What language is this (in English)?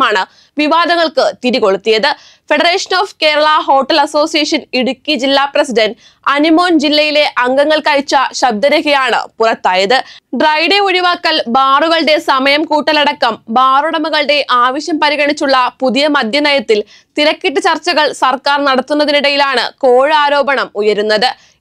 Malayalam